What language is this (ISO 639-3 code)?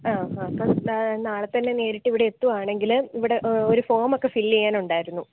mal